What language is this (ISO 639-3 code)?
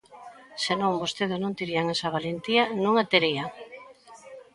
glg